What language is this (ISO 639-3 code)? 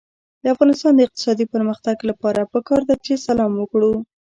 pus